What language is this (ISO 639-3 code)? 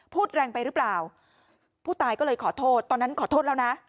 tha